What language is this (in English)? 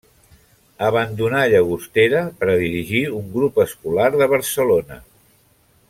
Catalan